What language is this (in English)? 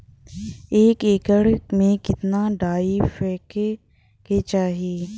Bhojpuri